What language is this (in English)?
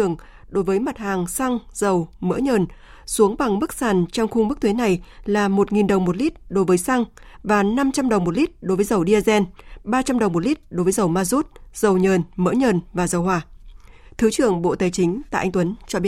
Vietnamese